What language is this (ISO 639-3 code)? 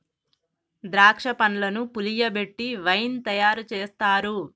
tel